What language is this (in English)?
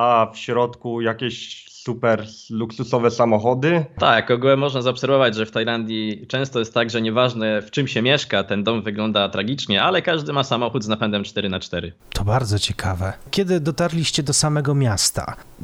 Polish